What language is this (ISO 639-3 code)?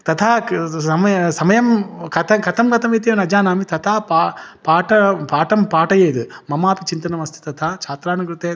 san